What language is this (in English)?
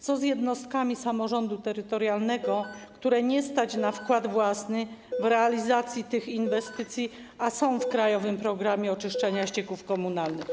Polish